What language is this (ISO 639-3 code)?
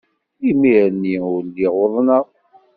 kab